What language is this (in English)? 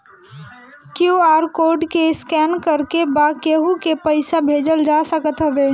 Bhojpuri